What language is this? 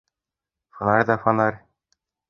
Bashkir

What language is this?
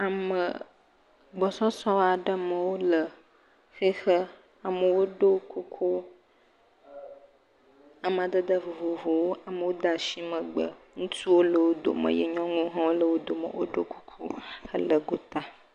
Ewe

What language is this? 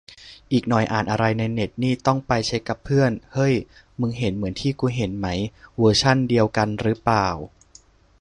Thai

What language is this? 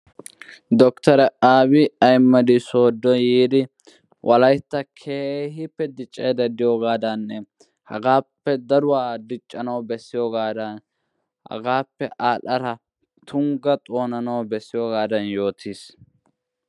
Wolaytta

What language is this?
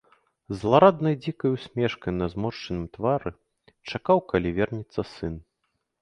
Belarusian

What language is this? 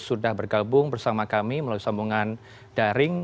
Indonesian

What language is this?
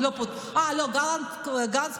Hebrew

